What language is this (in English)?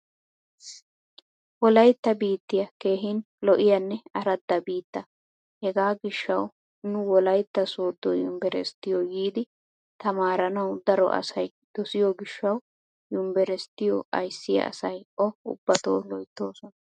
Wolaytta